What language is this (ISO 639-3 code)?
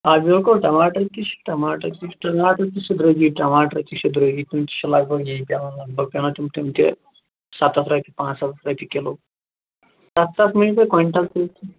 kas